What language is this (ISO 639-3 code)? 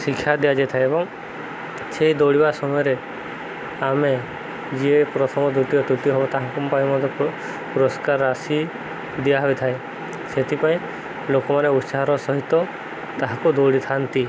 ori